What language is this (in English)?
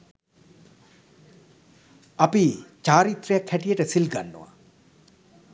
Sinhala